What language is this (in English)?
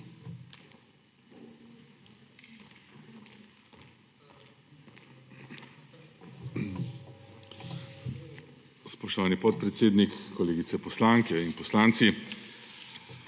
Slovenian